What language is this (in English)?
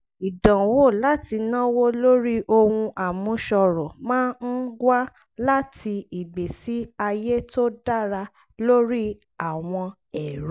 Yoruba